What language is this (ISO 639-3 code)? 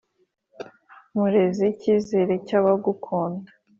kin